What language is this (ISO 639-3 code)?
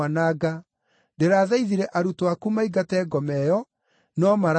kik